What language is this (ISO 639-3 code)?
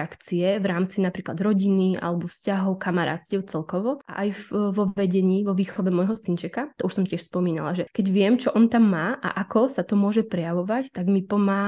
ces